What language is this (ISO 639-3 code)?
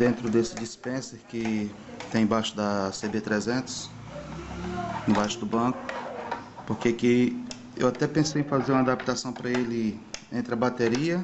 por